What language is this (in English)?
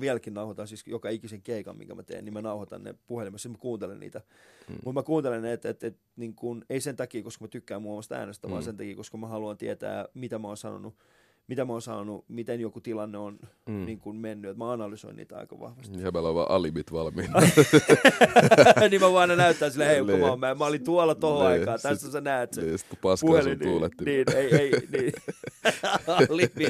Finnish